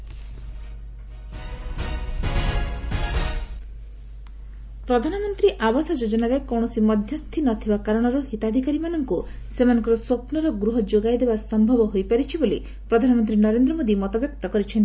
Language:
Odia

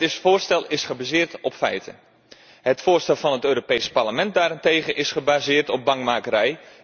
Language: Dutch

